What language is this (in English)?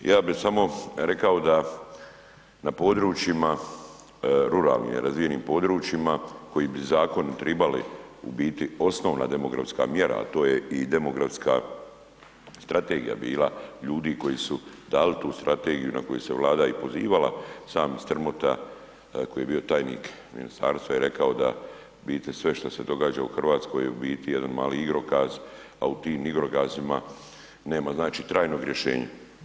Croatian